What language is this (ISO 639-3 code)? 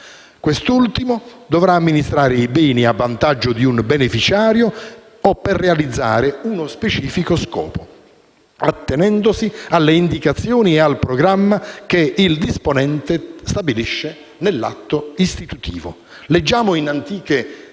ita